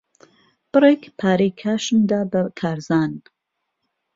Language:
Central Kurdish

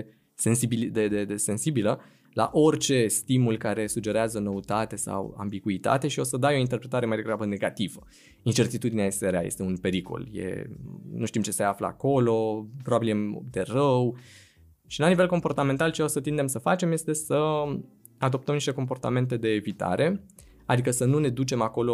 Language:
Romanian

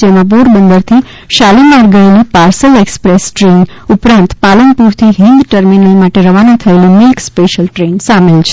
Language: Gujarati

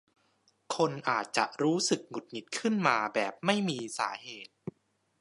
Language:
Thai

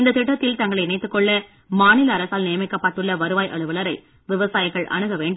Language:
Tamil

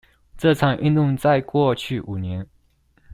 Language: Chinese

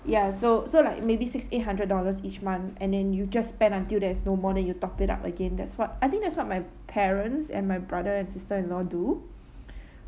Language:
English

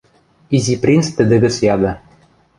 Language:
Western Mari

